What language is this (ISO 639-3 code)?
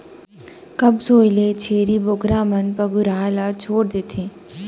hne